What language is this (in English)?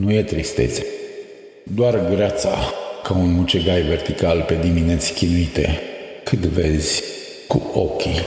Romanian